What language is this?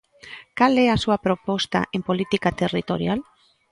Galician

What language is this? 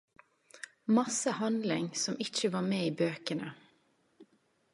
Norwegian Nynorsk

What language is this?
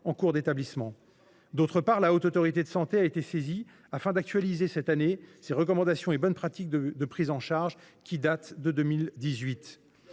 French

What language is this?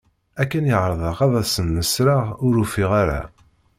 Kabyle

